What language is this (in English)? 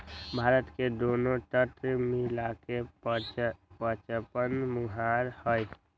Magahi